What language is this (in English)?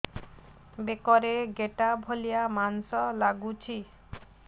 Odia